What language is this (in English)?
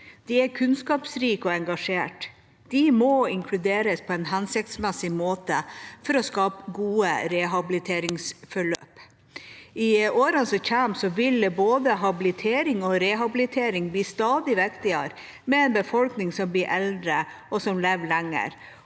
Norwegian